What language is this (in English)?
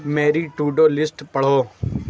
Urdu